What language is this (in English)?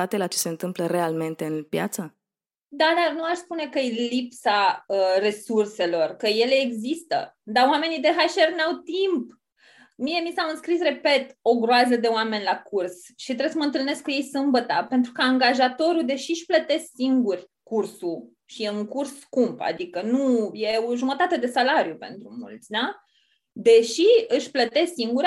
Romanian